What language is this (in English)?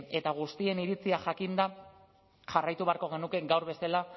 Basque